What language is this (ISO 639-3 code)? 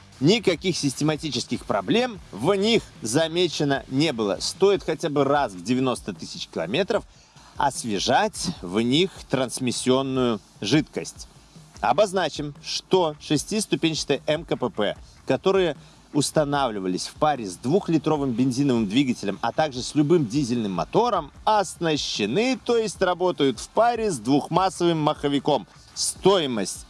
rus